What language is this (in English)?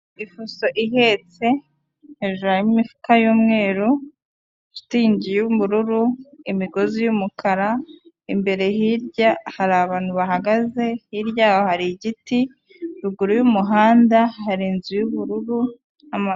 Kinyarwanda